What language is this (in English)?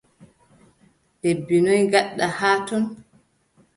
Adamawa Fulfulde